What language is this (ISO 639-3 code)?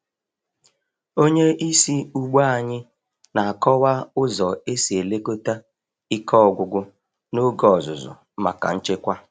ibo